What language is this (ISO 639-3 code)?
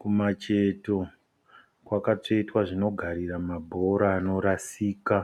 sna